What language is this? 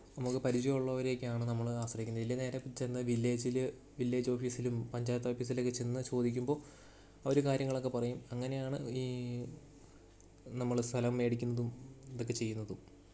Malayalam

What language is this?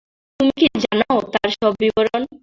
Bangla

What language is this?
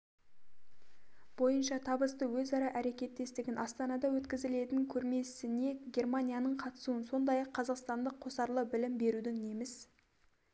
Kazakh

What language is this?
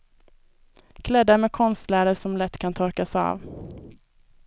Swedish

